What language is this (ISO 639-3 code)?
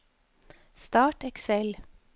nor